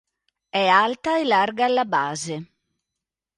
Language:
Italian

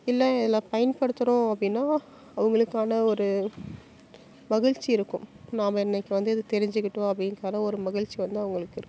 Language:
Tamil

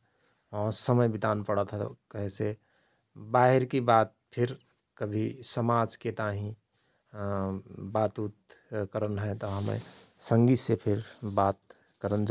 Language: Rana Tharu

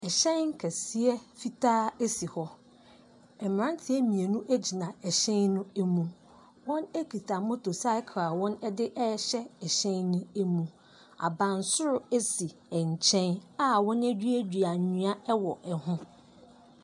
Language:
Akan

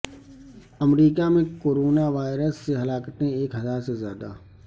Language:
Urdu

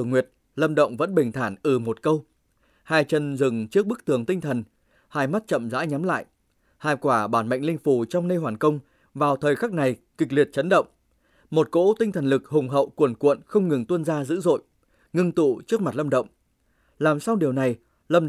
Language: Vietnamese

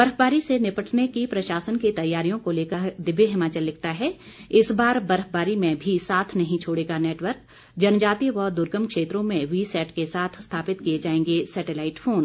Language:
Hindi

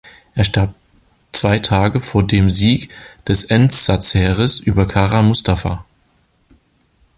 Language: German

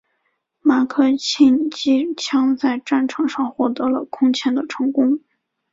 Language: Chinese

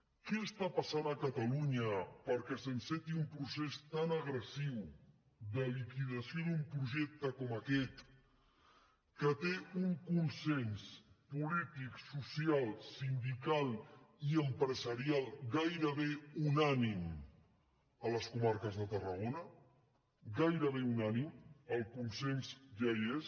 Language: Catalan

